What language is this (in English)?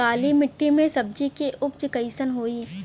Bhojpuri